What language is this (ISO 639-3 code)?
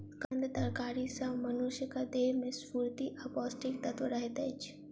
mai